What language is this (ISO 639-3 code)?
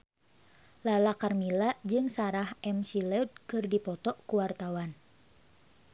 sun